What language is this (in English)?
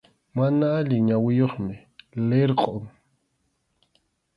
Arequipa-La Unión Quechua